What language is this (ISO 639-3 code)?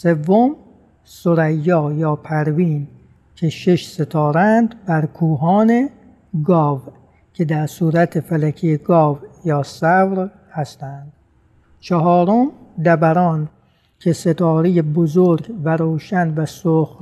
fas